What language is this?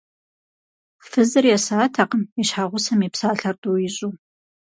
Kabardian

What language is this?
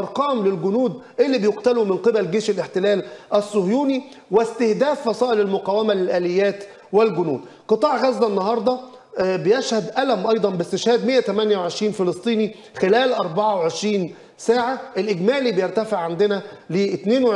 Arabic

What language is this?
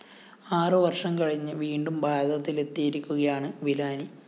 Malayalam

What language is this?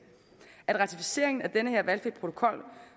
Danish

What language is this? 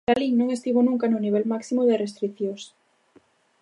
Galician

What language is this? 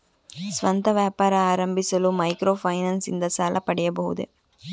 Kannada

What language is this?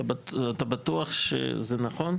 Hebrew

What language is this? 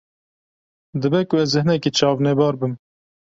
Kurdish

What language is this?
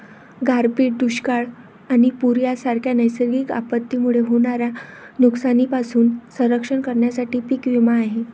Marathi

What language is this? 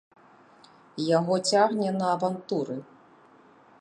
Belarusian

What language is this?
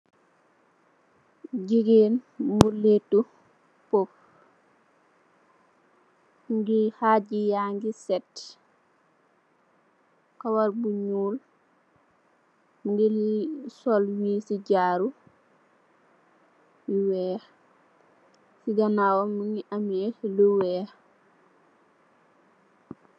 Wolof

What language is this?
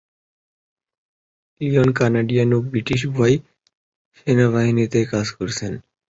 Bangla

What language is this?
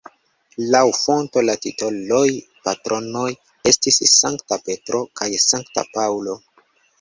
Esperanto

